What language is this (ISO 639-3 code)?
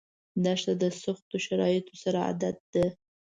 pus